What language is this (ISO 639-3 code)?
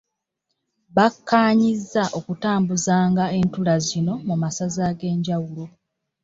lug